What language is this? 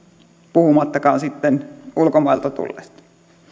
Finnish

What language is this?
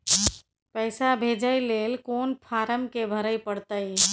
Maithili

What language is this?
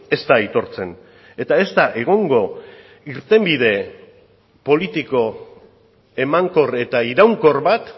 Basque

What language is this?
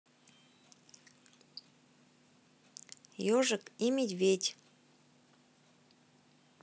Russian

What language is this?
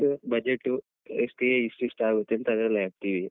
Kannada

